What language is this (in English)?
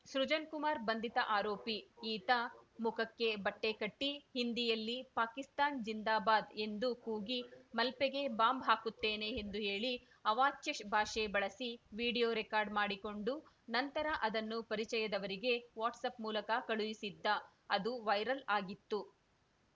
Kannada